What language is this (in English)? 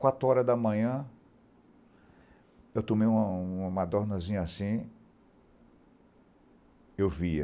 Portuguese